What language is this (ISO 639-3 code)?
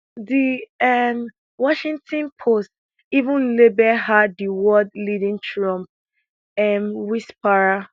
pcm